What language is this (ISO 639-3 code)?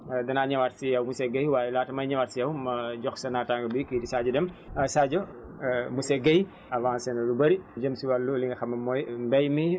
wol